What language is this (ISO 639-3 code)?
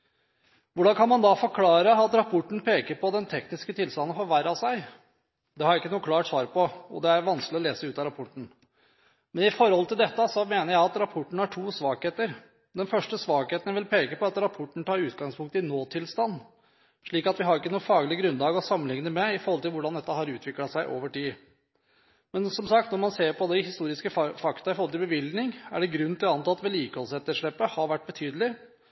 nob